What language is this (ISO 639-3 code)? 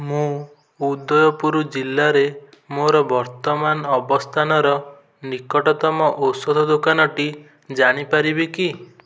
ori